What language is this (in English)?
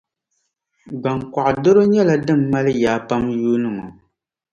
Dagbani